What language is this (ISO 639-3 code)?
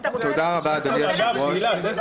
heb